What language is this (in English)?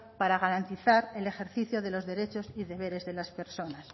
Spanish